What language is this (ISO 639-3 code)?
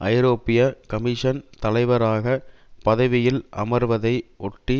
tam